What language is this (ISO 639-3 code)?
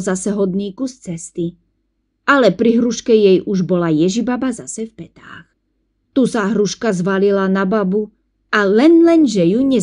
slk